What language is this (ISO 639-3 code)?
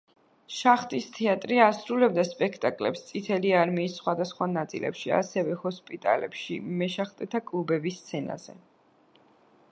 kat